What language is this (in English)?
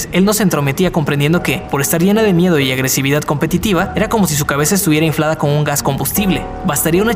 Spanish